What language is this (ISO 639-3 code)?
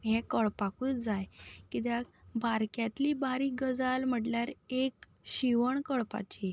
kok